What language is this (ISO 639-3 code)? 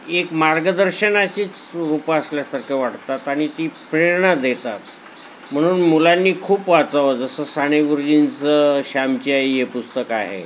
mar